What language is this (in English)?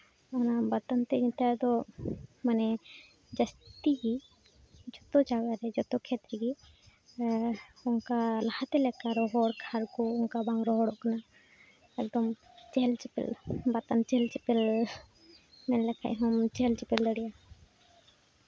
Santali